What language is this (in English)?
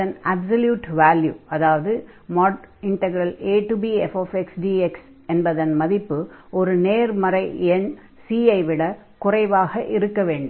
Tamil